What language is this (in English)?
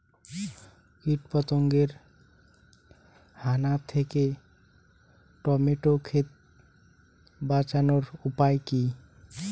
Bangla